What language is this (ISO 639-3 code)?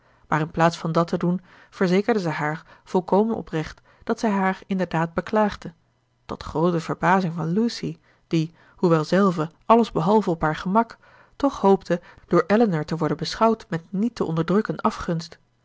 nld